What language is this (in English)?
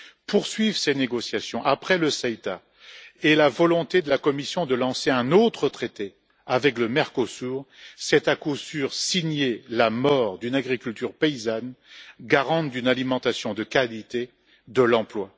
French